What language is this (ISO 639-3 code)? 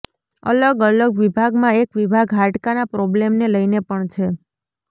guj